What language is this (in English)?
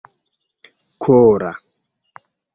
Esperanto